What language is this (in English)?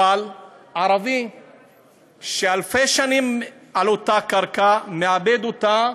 Hebrew